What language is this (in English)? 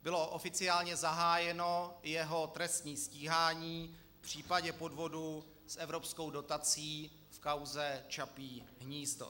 Czech